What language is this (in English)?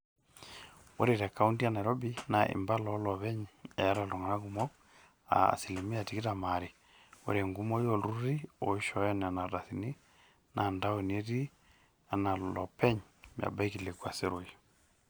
Masai